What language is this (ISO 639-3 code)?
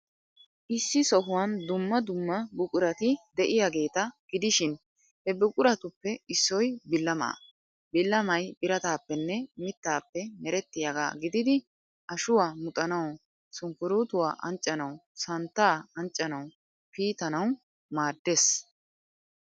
wal